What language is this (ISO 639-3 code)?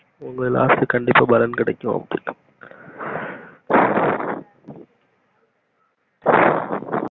tam